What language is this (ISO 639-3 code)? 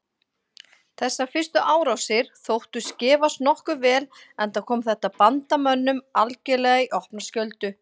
isl